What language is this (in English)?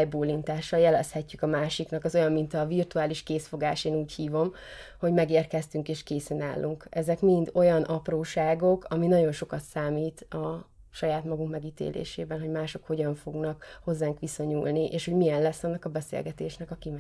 Hungarian